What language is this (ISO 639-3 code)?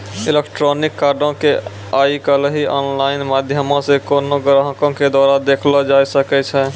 mai